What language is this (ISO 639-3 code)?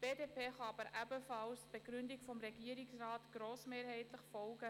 gsw